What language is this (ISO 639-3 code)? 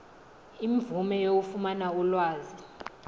xho